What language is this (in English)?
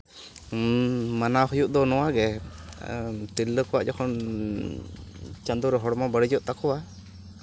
Santali